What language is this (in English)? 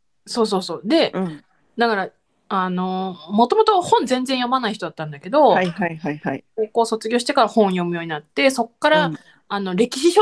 Japanese